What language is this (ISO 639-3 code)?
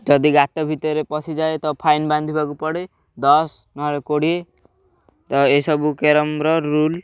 ori